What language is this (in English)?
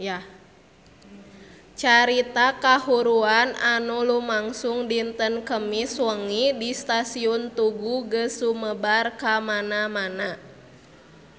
Sundanese